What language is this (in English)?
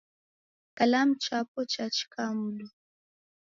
Taita